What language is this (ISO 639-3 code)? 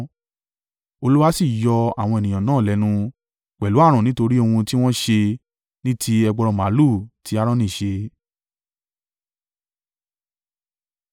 yor